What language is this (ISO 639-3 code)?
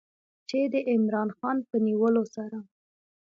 pus